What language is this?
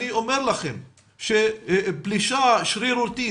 Hebrew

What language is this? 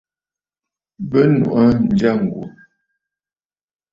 Bafut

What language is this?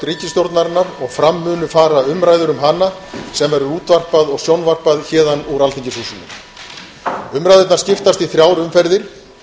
Icelandic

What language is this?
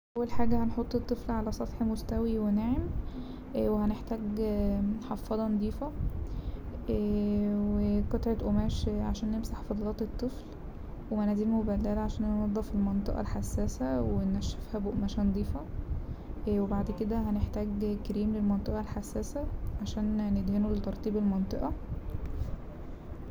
Egyptian Arabic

